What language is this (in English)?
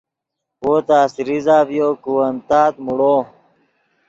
Yidgha